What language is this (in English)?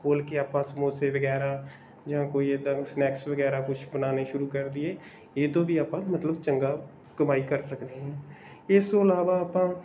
Punjabi